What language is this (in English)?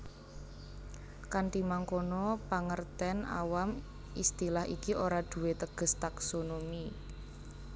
Javanese